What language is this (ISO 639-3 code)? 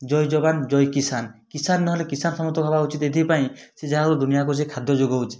ori